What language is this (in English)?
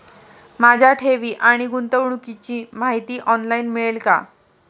Marathi